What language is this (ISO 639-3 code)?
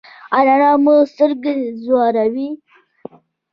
pus